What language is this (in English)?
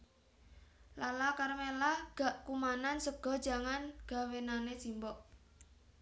Javanese